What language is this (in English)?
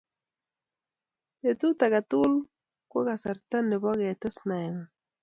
Kalenjin